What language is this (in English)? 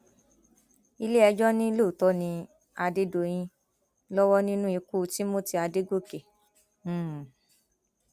Yoruba